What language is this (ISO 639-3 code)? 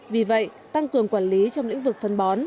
vie